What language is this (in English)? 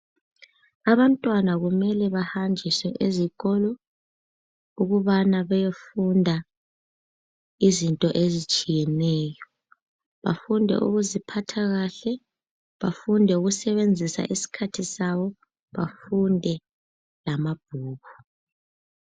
North Ndebele